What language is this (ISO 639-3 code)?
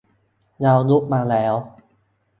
tha